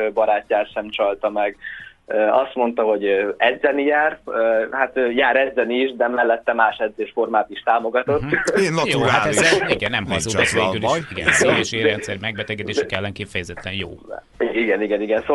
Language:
Hungarian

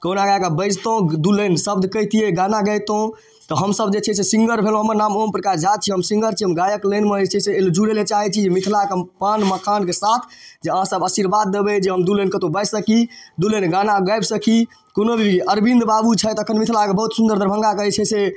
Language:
Maithili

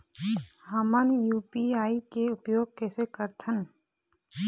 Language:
Chhattisgarhi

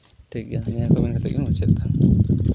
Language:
Santali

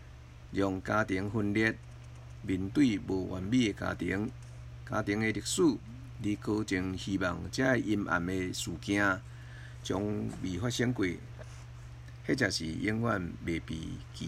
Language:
Chinese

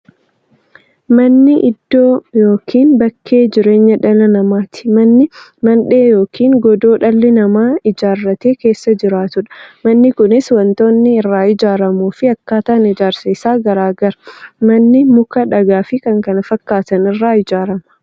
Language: Oromo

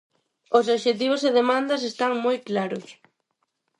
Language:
Galician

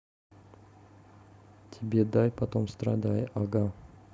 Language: Russian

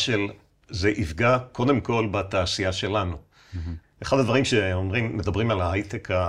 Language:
Hebrew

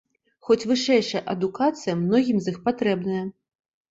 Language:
Belarusian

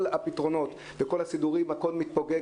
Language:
Hebrew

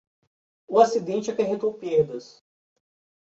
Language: Portuguese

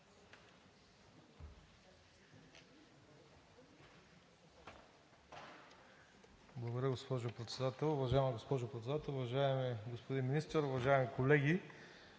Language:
Bulgarian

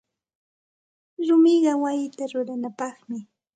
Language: Santa Ana de Tusi Pasco Quechua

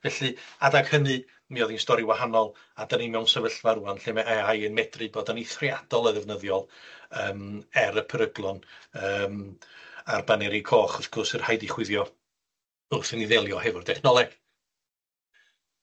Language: Welsh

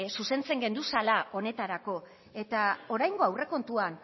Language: Basque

